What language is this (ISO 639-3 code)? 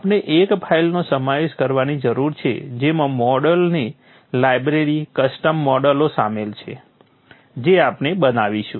guj